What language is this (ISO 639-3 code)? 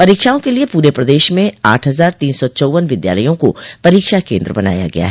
hin